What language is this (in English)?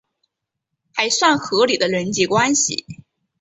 Chinese